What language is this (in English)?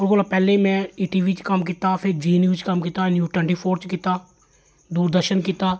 Dogri